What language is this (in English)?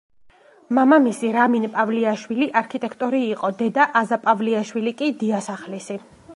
Georgian